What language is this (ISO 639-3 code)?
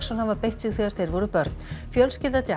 isl